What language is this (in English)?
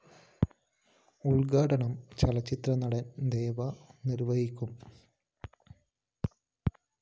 Malayalam